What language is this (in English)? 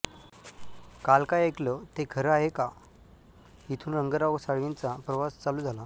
Marathi